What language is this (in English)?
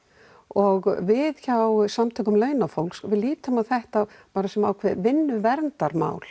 Icelandic